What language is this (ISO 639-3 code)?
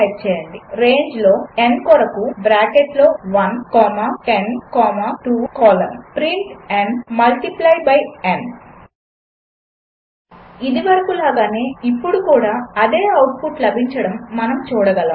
tel